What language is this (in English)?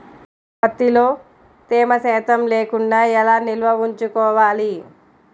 Telugu